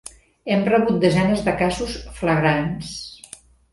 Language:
Catalan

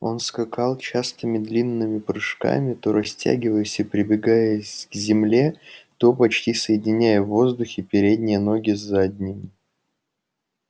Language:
Russian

